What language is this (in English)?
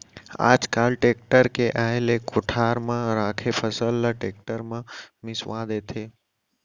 Chhattisgarhi